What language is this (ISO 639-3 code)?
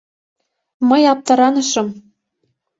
chm